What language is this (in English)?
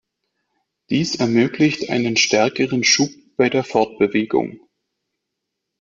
German